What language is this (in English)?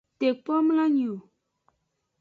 Aja (Benin)